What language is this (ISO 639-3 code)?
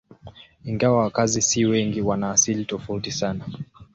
swa